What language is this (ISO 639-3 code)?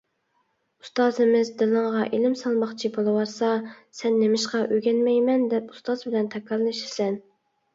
uig